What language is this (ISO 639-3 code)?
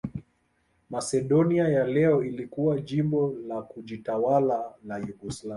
swa